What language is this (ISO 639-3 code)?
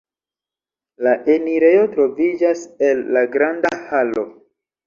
epo